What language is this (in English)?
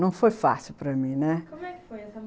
Portuguese